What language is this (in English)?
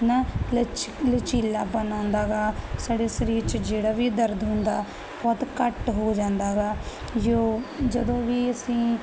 Punjabi